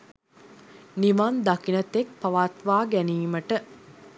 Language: Sinhala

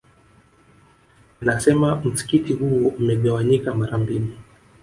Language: Swahili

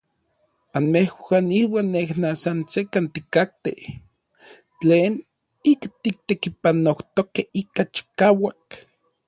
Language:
Orizaba Nahuatl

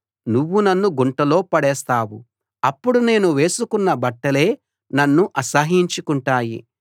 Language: Telugu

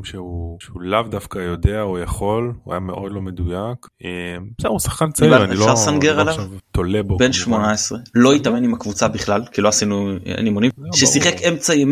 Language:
Hebrew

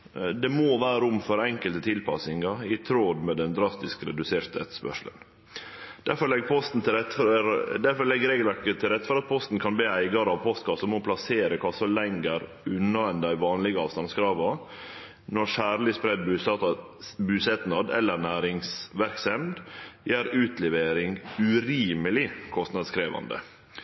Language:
Norwegian Nynorsk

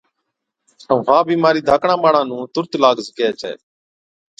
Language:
Od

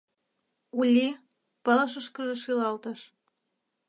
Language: Mari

